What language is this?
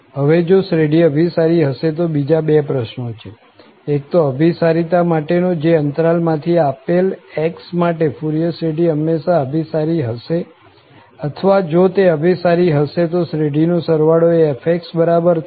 Gujarati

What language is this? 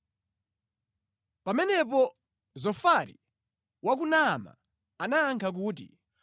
Nyanja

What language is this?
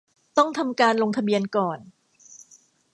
Thai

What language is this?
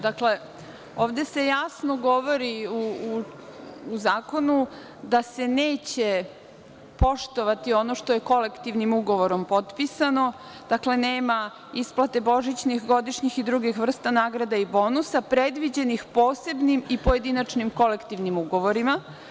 Serbian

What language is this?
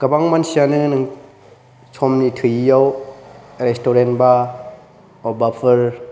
Bodo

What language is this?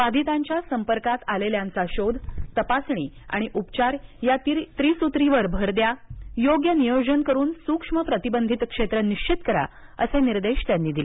Marathi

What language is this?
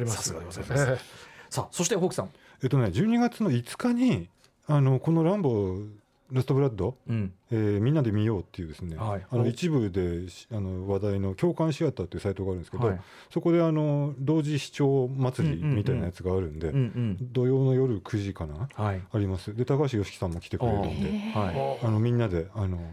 Japanese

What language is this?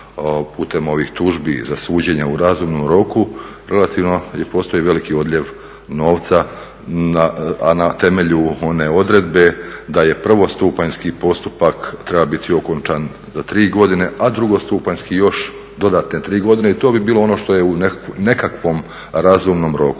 Croatian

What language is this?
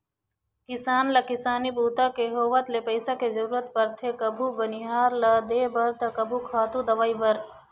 Chhattisgarhi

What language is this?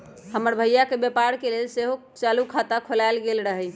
Magahi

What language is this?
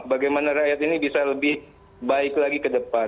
Indonesian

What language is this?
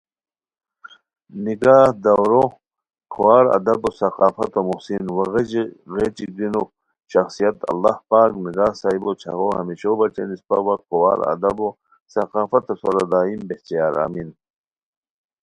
Khowar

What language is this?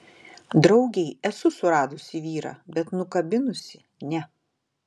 Lithuanian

